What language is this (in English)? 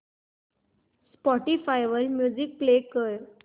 Marathi